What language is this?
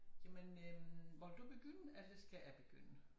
Danish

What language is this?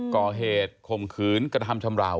Thai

